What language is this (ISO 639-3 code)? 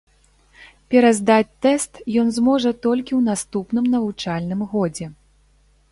bel